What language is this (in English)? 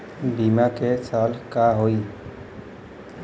Bhojpuri